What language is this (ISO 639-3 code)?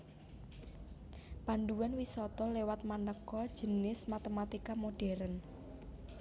jav